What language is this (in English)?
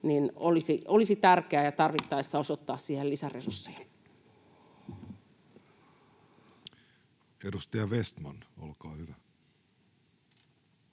Finnish